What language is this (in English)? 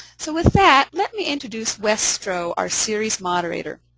English